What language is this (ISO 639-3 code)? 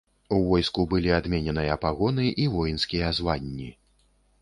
bel